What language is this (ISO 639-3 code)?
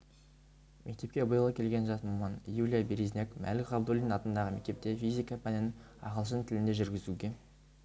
kaz